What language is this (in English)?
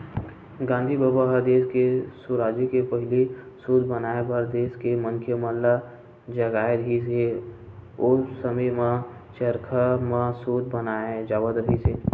Chhattisgarhi